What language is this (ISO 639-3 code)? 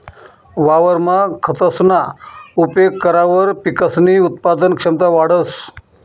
mar